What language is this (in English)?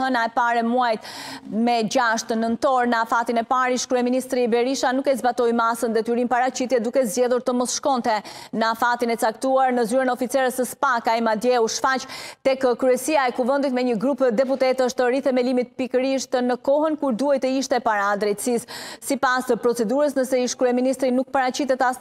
Romanian